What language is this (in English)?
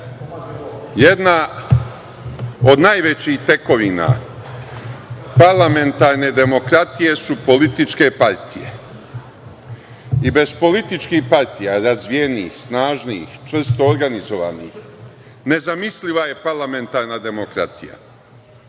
Serbian